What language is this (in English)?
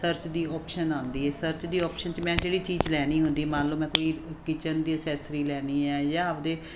Punjabi